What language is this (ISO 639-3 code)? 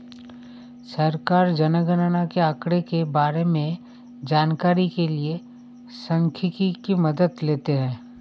hin